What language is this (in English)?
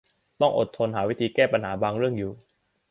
Thai